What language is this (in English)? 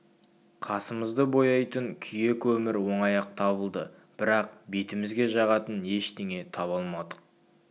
Kazakh